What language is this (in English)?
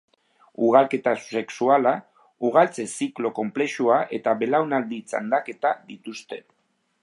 Basque